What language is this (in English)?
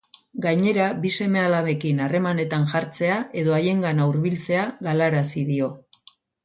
Basque